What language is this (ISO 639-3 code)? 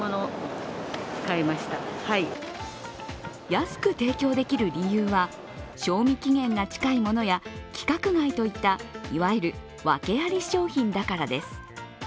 jpn